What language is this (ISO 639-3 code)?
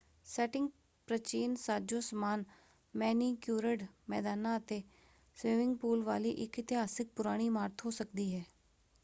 pan